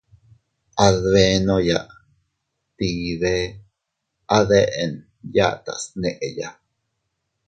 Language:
Teutila Cuicatec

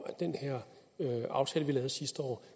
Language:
Danish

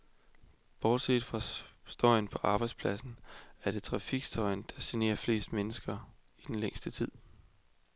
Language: Danish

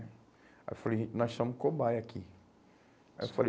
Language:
Portuguese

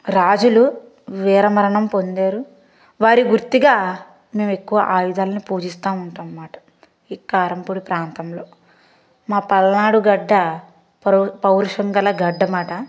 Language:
Telugu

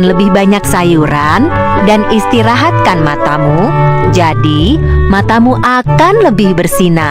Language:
Indonesian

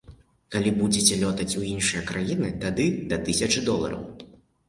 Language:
Belarusian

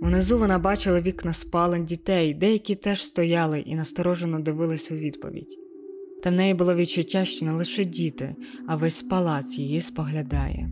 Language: Ukrainian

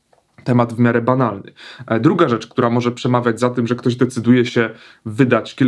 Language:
Polish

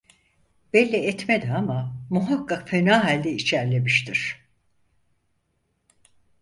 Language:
Turkish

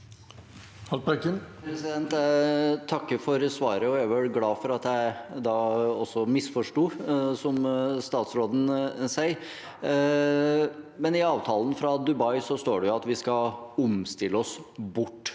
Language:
Norwegian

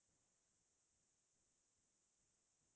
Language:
Assamese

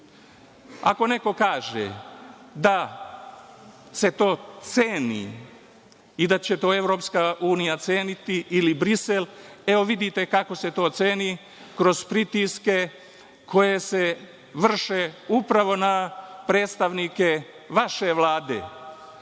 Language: Serbian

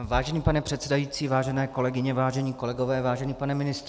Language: Czech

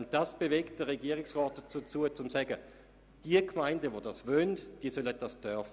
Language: Swiss German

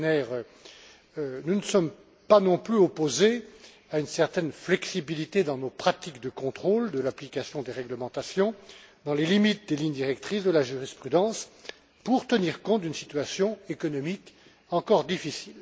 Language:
French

